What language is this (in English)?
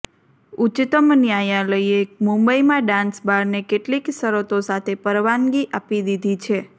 Gujarati